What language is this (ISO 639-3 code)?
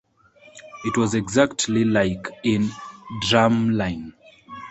eng